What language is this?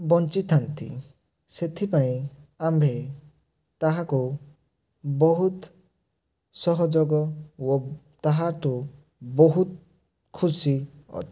Odia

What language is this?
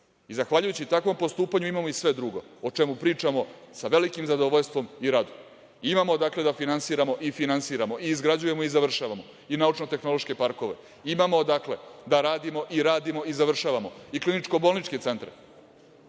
Serbian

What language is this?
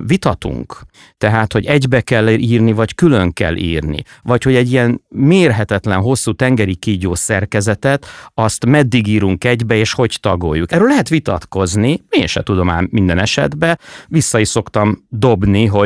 Hungarian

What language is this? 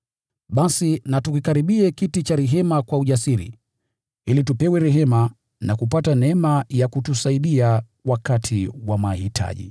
Swahili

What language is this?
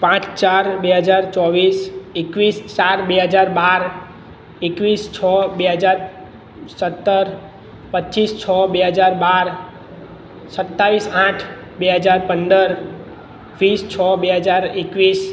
Gujarati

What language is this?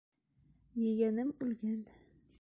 Bashkir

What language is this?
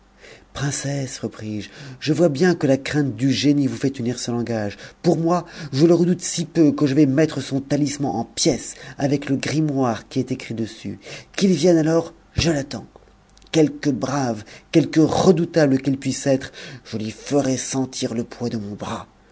French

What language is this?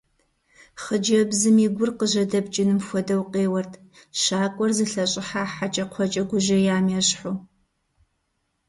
Kabardian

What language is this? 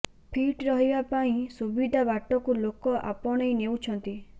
Odia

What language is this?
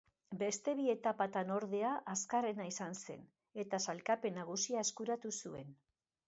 Basque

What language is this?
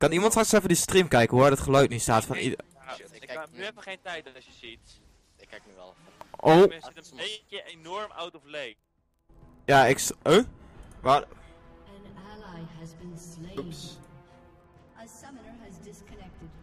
Dutch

